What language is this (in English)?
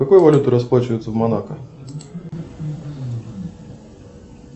Russian